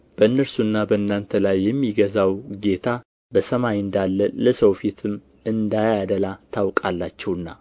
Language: Amharic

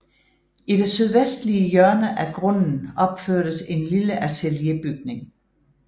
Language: Danish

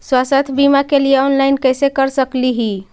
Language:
Magahi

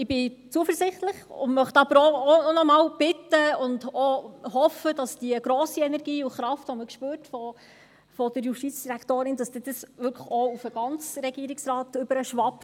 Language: Swiss German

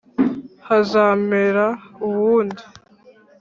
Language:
Kinyarwanda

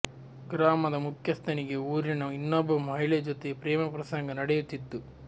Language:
Kannada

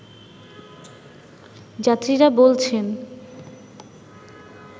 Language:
Bangla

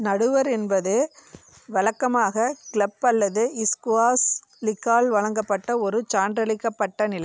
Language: Tamil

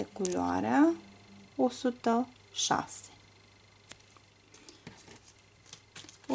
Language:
Romanian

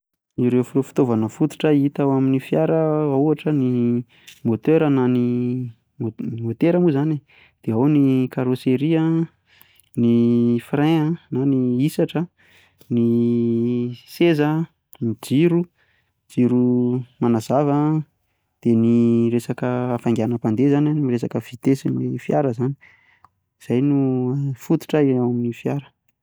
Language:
Malagasy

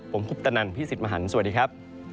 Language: Thai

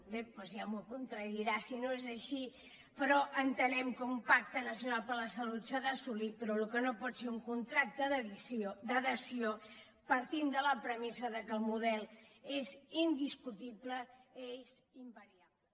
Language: Catalan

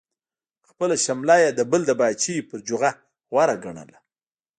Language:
Pashto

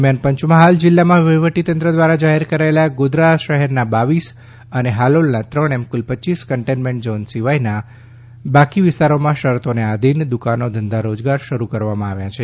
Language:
Gujarati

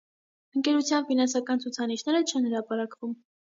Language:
Armenian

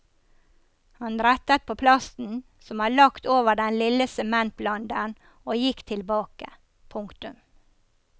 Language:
Norwegian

